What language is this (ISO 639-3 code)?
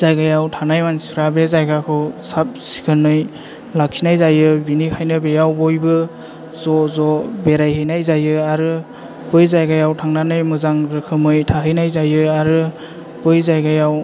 brx